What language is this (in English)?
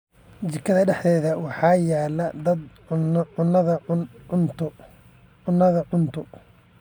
Somali